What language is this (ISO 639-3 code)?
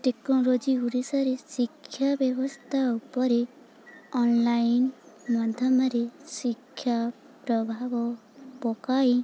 ori